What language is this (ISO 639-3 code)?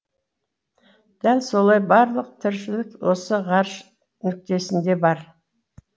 kaz